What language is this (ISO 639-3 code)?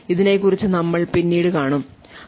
mal